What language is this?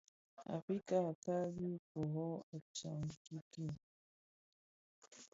Bafia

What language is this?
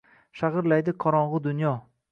Uzbek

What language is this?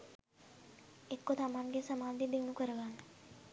Sinhala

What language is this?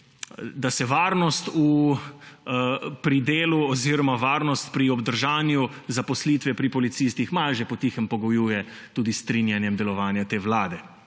Slovenian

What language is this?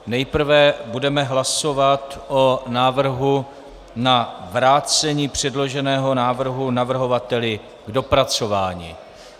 Czech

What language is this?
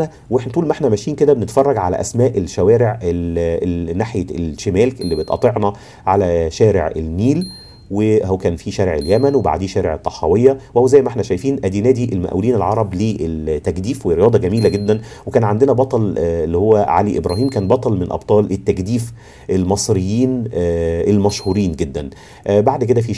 Arabic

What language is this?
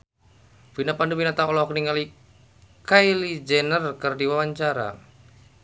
Sundanese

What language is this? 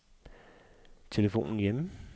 Danish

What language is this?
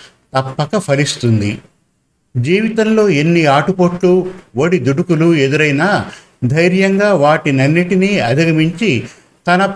Telugu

